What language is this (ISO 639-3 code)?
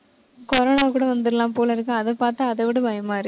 tam